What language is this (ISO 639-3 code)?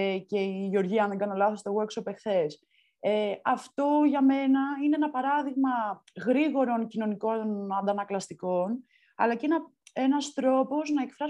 ell